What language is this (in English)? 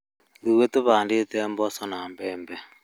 Kikuyu